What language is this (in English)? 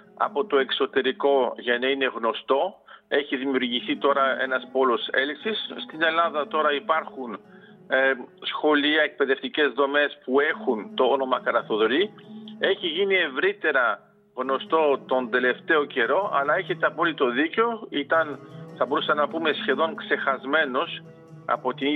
Greek